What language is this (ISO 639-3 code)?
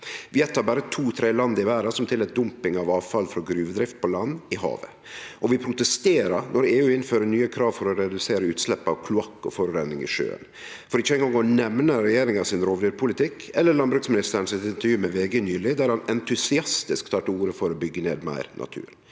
nor